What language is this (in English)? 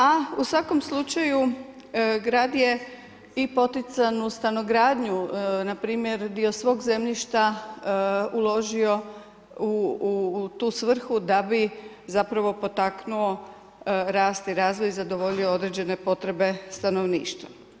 Croatian